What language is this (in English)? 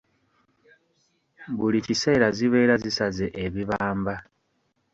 Ganda